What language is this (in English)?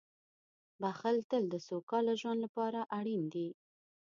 Pashto